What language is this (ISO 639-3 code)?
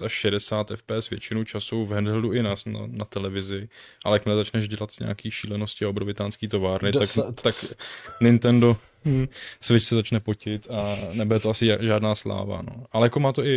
ces